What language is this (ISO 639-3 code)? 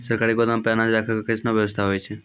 mai